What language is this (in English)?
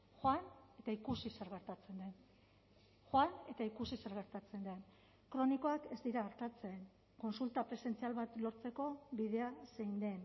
Basque